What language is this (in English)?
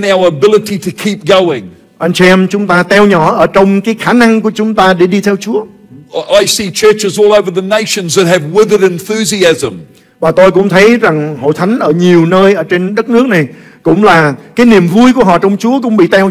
Vietnamese